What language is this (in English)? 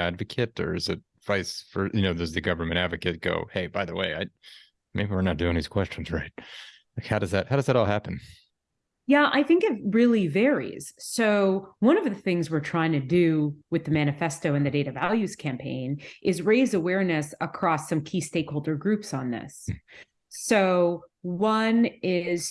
English